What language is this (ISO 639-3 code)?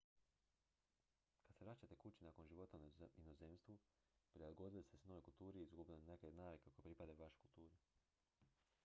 hrv